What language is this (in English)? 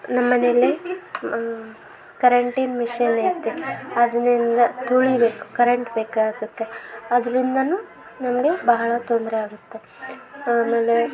Kannada